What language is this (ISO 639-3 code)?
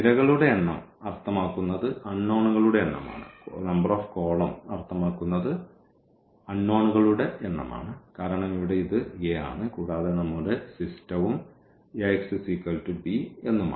mal